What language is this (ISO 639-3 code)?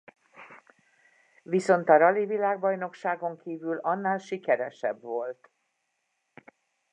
hun